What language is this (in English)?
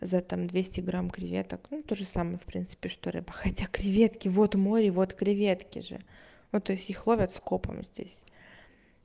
Russian